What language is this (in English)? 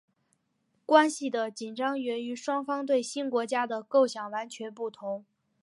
Chinese